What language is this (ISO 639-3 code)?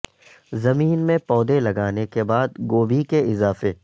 urd